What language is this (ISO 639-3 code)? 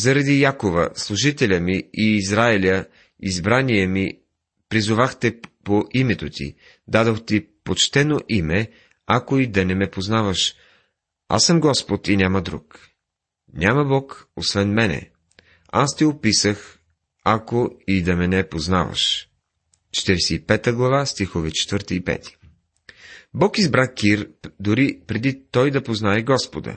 bul